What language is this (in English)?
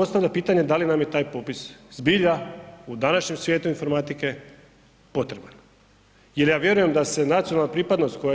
Croatian